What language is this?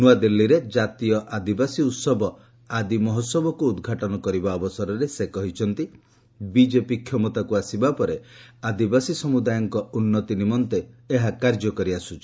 Odia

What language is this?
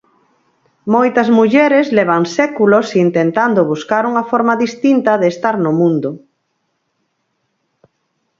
Galician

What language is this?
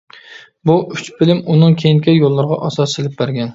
Uyghur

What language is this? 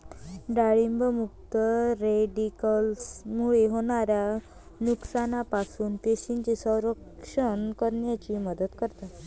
Marathi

